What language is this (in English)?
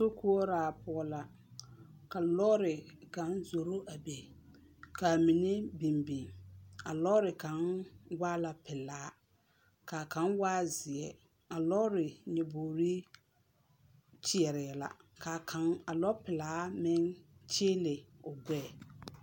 Southern Dagaare